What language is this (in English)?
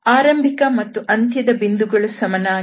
Kannada